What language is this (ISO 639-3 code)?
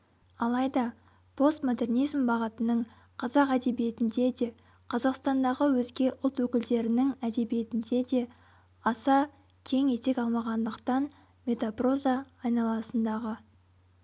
kaz